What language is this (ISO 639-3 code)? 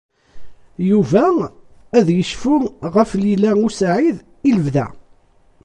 kab